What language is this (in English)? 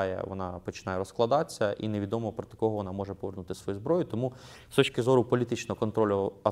Ukrainian